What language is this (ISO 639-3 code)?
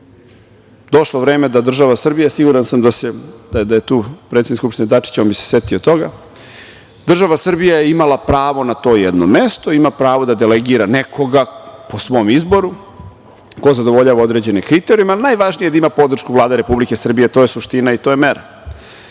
srp